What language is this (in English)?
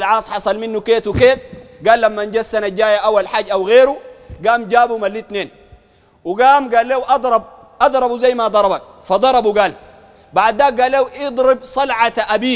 Arabic